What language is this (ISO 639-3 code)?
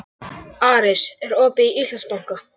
isl